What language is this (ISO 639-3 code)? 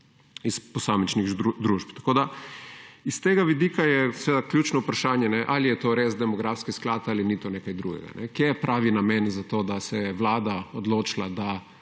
slv